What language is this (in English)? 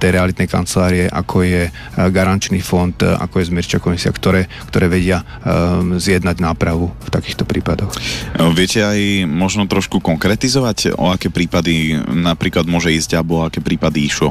Slovak